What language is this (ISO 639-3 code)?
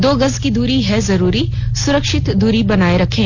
hin